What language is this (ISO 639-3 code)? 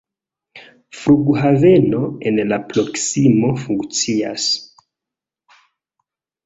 epo